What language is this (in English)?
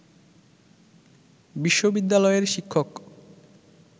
Bangla